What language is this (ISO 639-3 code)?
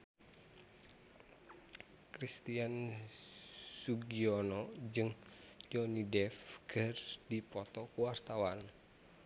sun